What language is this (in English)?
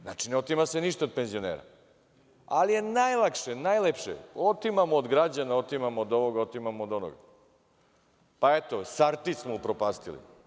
Serbian